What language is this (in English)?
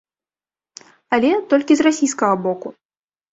Belarusian